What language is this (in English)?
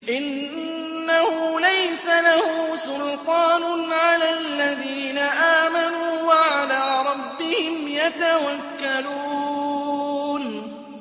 Arabic